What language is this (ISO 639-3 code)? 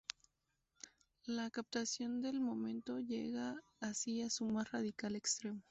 spa